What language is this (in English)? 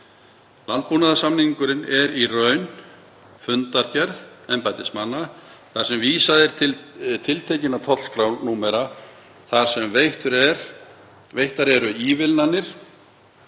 Icelandic